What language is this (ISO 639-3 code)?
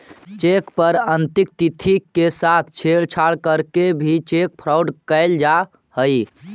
mag